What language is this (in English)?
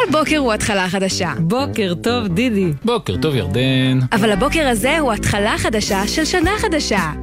Hebrew